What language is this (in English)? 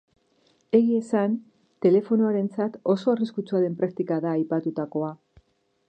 Basque